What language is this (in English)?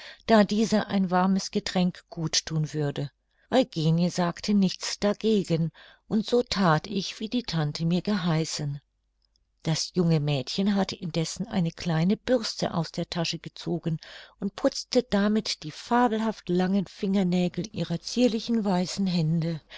German